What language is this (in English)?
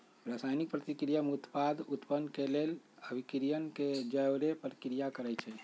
Magahi